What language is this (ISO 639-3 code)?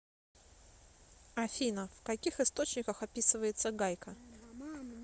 rus